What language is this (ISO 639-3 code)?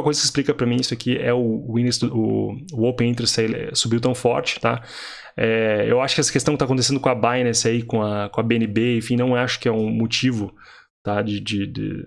por